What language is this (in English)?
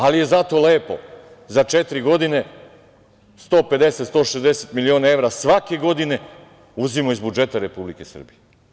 Serbian